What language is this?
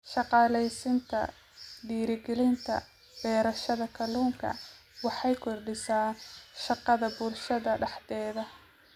Somali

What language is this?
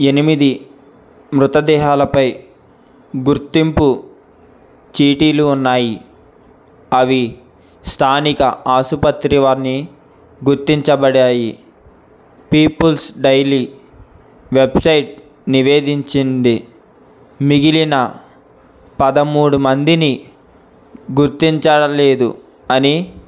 Telugu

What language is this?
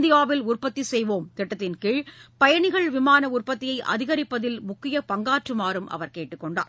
Tamil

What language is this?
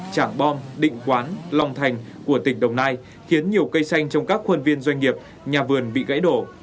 Vietnamese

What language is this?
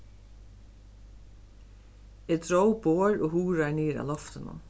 Faroese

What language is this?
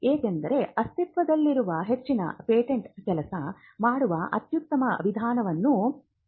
Kannada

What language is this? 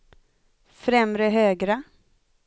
Swedish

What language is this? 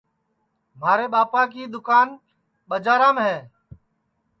Sansi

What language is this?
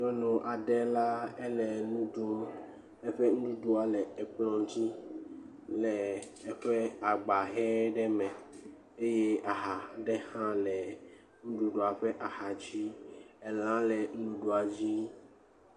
Ewe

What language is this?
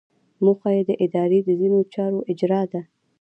Pashto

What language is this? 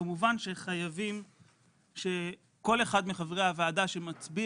Hebrew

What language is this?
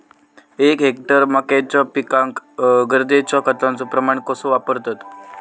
Marathi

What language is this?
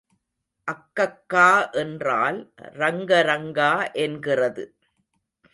Tamil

